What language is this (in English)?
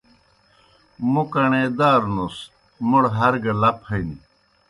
Kohistani Shina